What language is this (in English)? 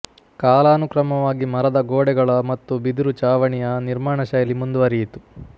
Kannada